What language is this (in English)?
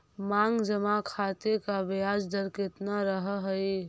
Magahi